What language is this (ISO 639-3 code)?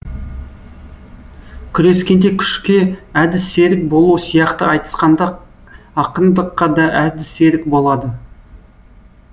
kaz